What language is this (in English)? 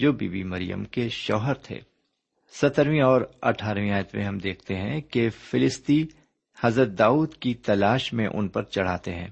Urdu